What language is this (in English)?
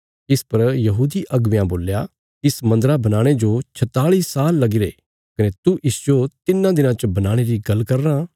Bilaspuri